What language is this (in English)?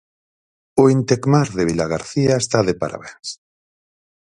Galician